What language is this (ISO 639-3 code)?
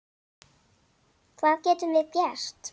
isl